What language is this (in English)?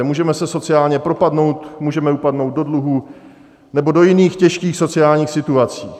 Czech